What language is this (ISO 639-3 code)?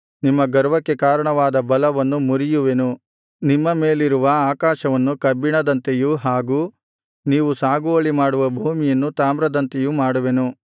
kan